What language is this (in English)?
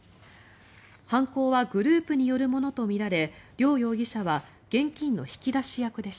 Japanese